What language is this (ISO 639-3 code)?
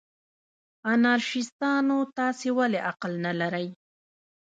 pus